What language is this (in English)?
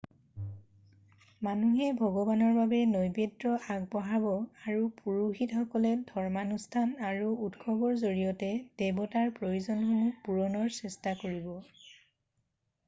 Assamese